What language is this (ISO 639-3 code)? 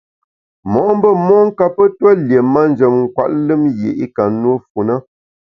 bax